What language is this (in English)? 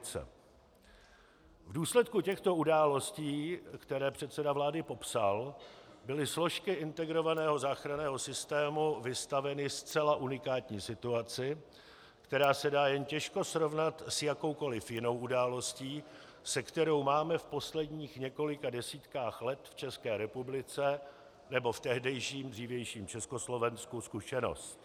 Czech